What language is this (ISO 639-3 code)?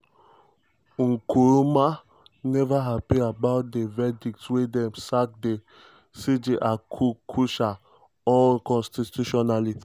pcm